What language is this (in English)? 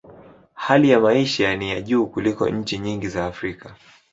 Swahili